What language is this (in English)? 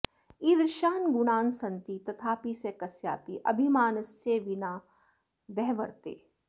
Sanskrit